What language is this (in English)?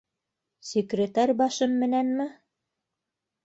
Bashkir